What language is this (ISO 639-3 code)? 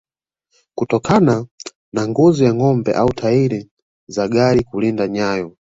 swa